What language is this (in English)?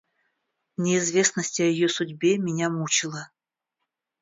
Russian